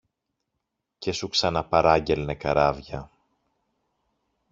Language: Greek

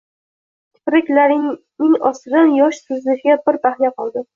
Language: Uzbek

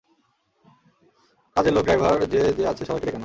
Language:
Bangla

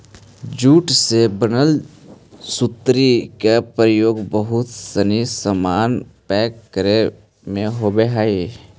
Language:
Magahi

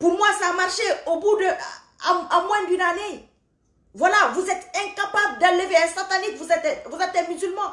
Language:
French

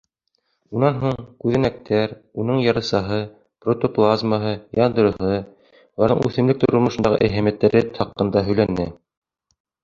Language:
Bashkir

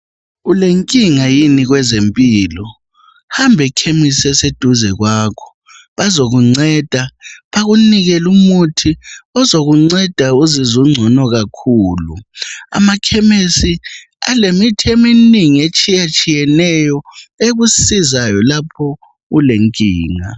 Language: North Ndebele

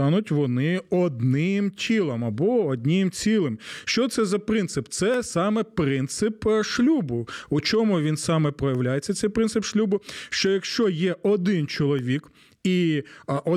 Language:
Ukrainian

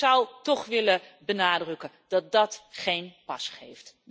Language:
Dutch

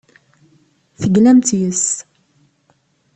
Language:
Kabyle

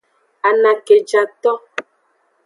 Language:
Aja (Benin)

